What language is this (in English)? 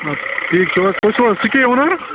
Kashmiri